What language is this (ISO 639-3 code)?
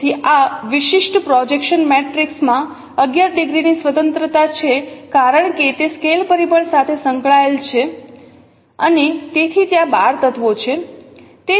guj